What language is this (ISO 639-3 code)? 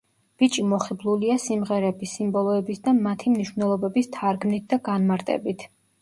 kat